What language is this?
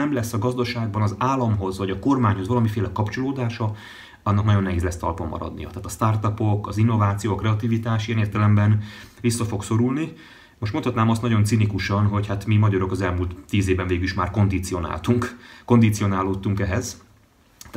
Hungarian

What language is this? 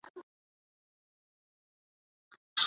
Arabic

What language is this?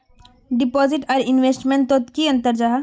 Magahi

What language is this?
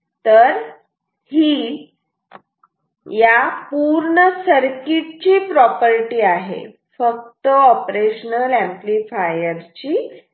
Marathi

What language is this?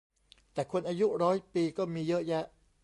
Thai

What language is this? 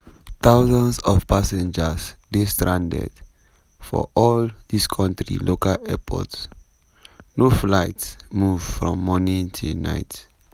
Nigerian Pidgin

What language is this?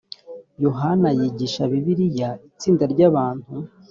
Kinyarwanda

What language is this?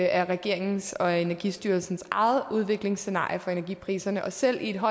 Danish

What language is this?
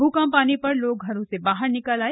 Hindi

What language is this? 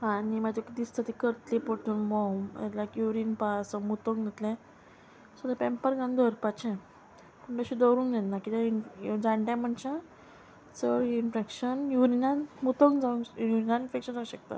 Konkani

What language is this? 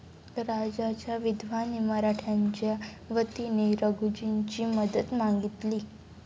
Marathi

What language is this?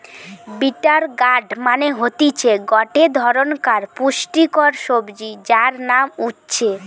Bangla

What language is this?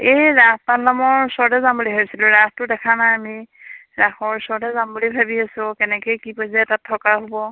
Assamese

